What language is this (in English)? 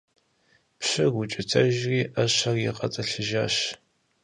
Kabardian